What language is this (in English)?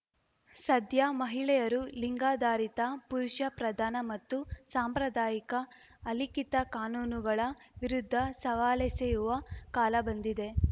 Kannada